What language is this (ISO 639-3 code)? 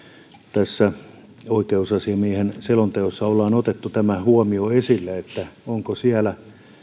fin